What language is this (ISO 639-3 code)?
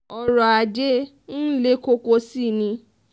yor